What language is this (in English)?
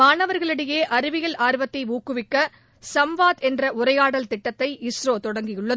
Tamil